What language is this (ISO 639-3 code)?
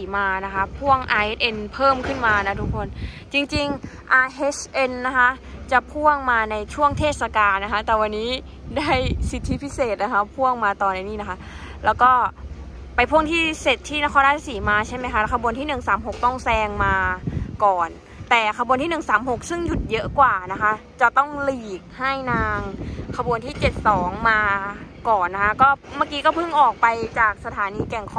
tha